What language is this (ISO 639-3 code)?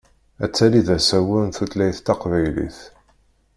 kab